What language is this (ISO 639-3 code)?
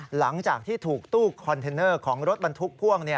tha